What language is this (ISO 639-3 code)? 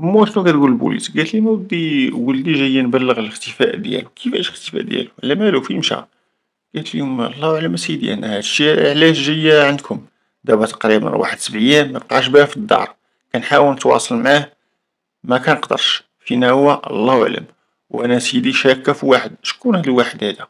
ara